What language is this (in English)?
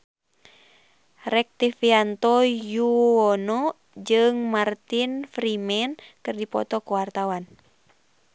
Sundanese